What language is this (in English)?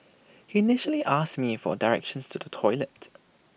English